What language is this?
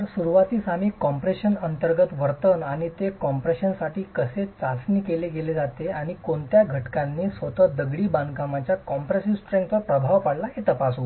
Marathi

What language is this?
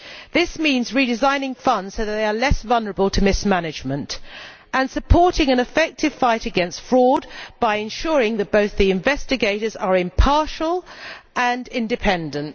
English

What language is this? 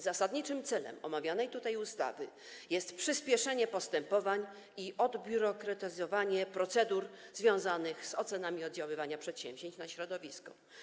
Polish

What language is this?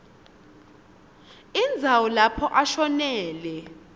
Swati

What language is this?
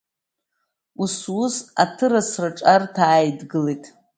Abkhazian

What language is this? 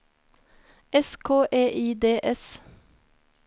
Norwegian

